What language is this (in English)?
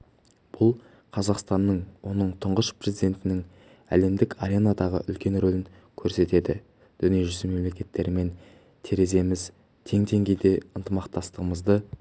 Kazakh